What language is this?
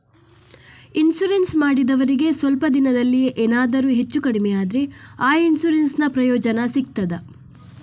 Kannada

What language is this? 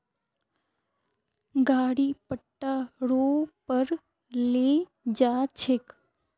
Magahi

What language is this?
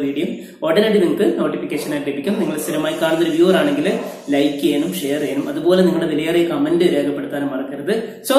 French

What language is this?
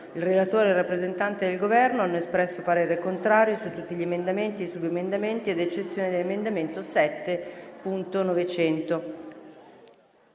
Italian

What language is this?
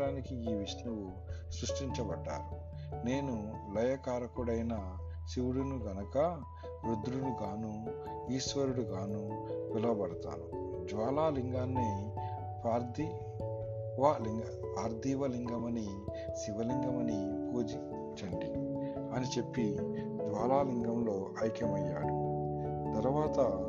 Telugu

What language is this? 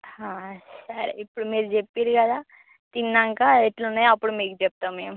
Telugu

